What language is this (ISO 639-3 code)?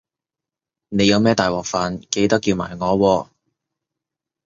yue